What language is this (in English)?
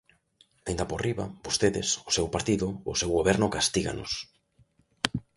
Galician